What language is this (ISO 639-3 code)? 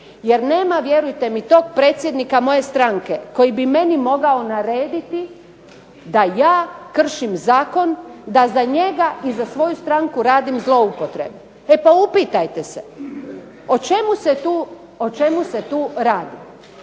hrv